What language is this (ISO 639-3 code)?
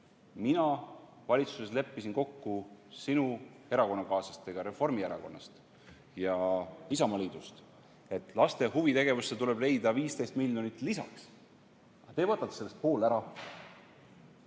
est